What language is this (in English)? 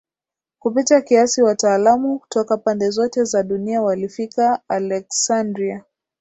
Swahili